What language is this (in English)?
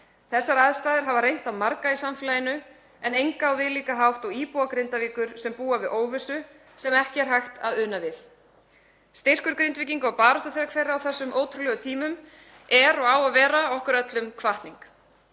Icelandic